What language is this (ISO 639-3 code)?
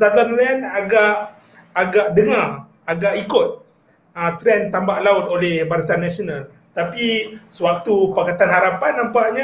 msa